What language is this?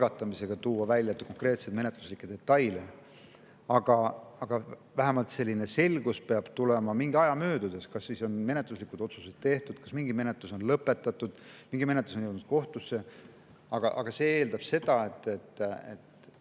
Estonian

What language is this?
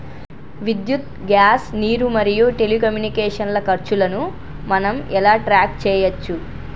Telugu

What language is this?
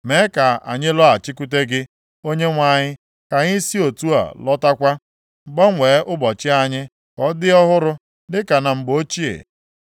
Igbo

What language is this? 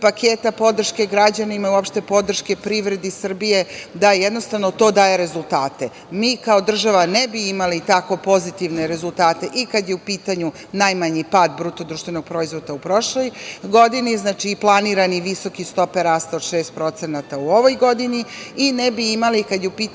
Serbian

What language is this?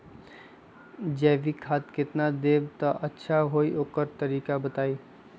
Magahi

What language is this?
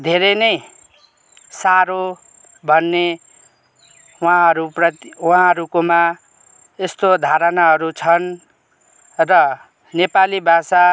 Nepali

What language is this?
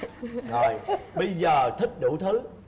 Vietnamese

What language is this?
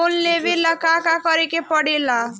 Bhojpuri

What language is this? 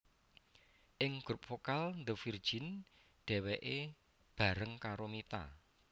Javanese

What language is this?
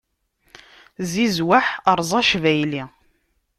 Kabyle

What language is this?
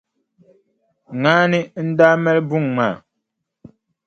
Dagbani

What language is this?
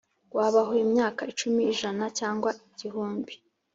Kinyarwanda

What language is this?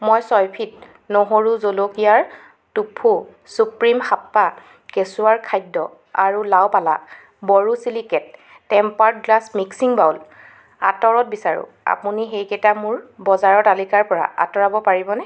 Assamese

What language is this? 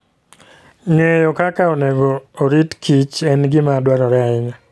Luo (Kenya and Tanzania)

